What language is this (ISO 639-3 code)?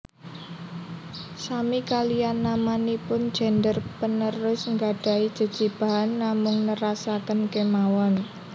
jav